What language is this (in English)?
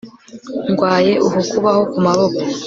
Kinyarwanda